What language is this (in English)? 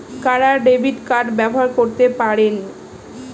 Bangla